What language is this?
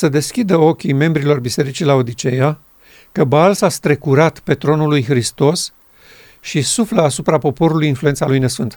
Romanian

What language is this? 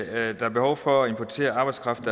Danish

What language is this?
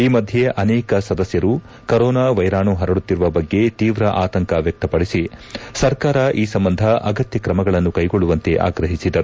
Kannada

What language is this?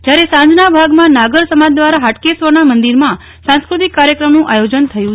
Gujarati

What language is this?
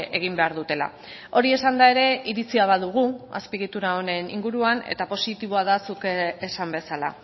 Basque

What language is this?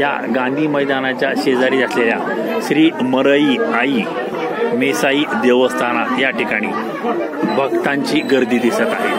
Romanian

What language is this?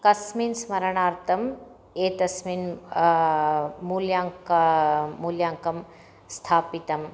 Sanskrit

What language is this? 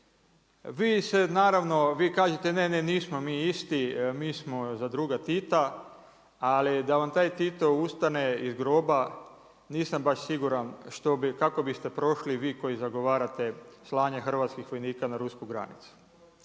Croatian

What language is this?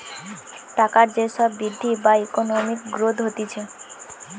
Bangla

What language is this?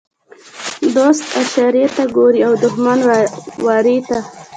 Pashto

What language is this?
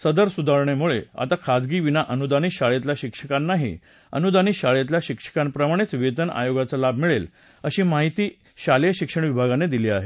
Marathi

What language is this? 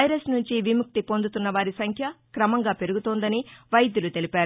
Telugu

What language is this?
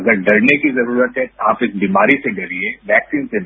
Hindi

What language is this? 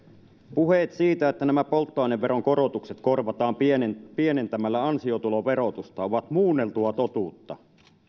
Finnish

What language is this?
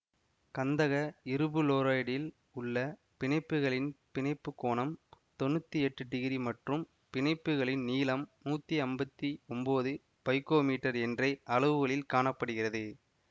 Tamil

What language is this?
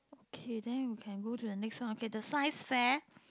English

